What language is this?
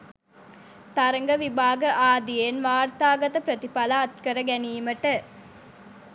Sinhala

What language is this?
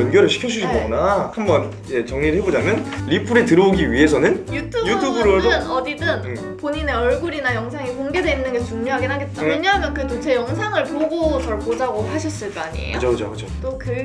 Korean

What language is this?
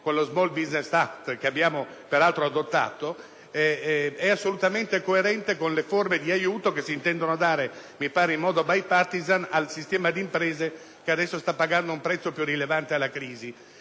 Italian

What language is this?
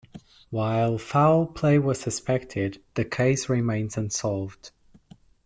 English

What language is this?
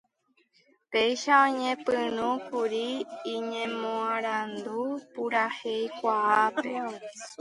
Guarani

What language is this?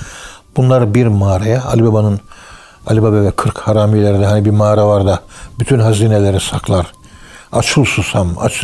Turkish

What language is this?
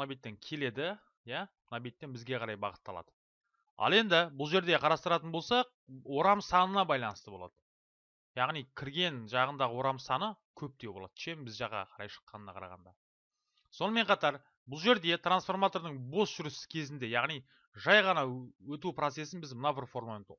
Turkish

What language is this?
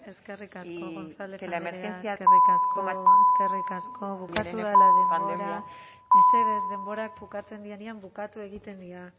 Basque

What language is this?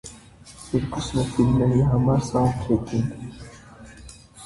Armenian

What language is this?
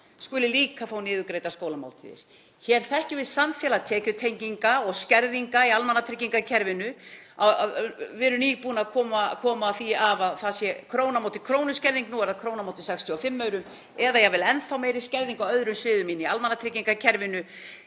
Icelandic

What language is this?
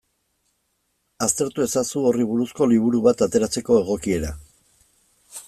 Basque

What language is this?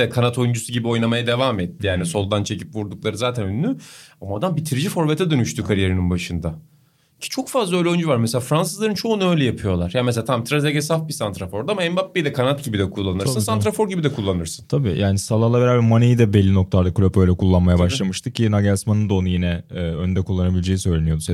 Turkish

